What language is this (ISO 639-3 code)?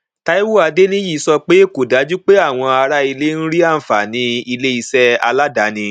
yor